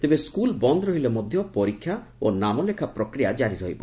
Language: Odia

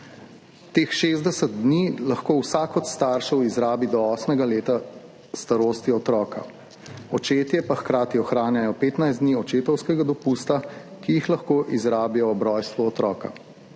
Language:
Slovenian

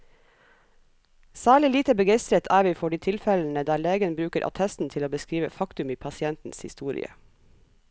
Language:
Norwegian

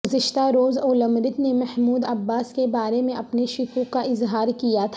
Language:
Urdu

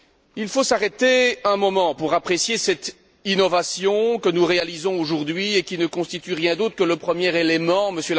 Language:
French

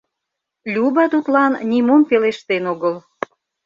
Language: Mari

